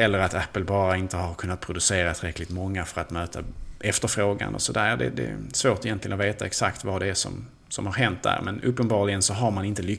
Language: Swedish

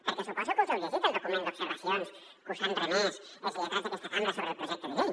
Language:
Catalan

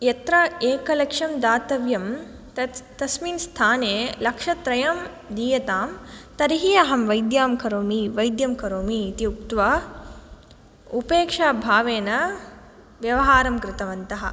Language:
Sanskrit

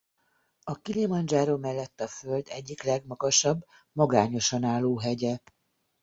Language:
Hungarian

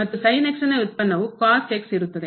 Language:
Kannada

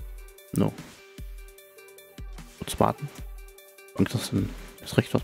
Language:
German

